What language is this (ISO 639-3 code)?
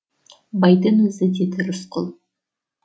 kaz